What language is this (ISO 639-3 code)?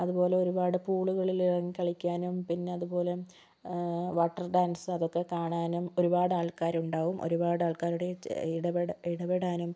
mal